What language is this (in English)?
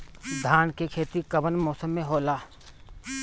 Bhojpuri